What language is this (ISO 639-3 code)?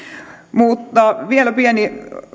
fin